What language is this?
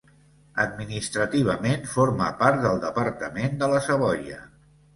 Catalan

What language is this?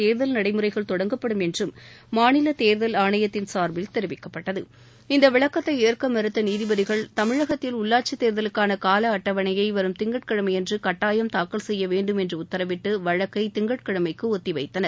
Tamil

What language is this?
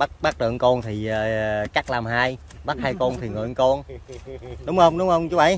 Vietnamese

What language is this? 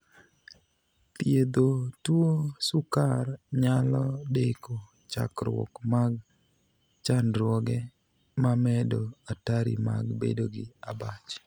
Luo (Kenya and Tanzania)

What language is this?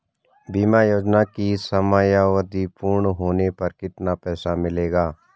Hindi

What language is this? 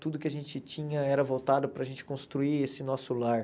Portuguese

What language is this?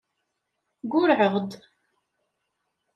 Kabyle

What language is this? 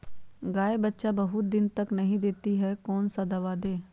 Magahi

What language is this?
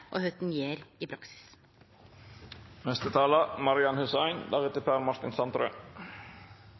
Norwegian Nynorsk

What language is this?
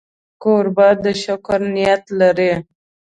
Pashto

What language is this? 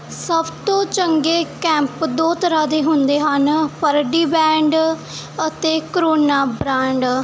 Punjabi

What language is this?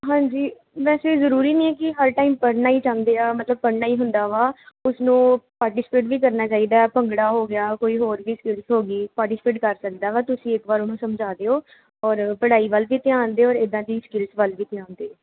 Punjabi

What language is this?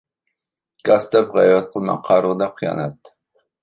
Uyghur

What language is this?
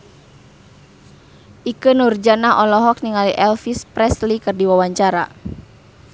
Sundanese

